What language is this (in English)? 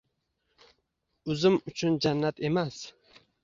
Uzbek